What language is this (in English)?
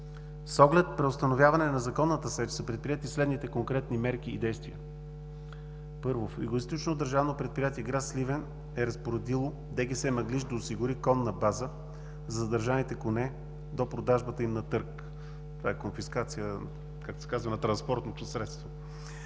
Bulgarian